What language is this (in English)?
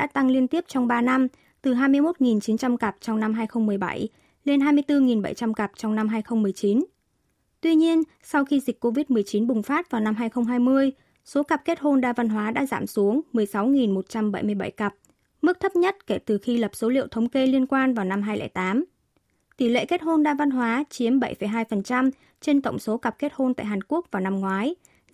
Vietnamese